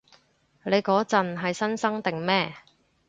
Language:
Cantonese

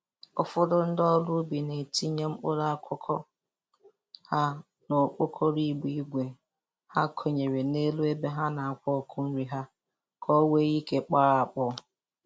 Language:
Igbo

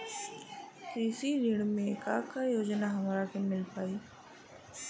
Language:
Bhojpuri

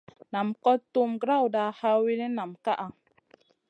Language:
Masana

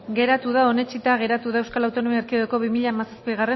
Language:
Basque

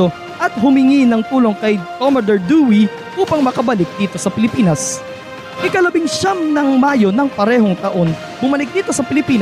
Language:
Filipino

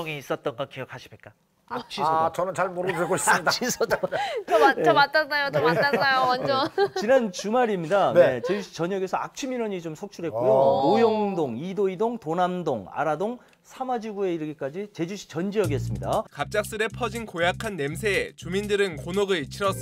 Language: Korean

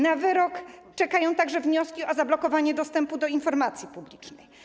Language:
Polish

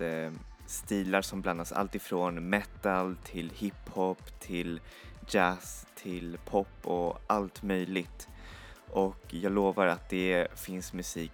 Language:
Swedish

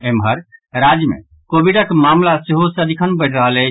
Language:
Maithili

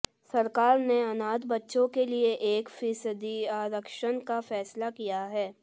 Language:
Hindi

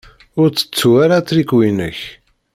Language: Kabyle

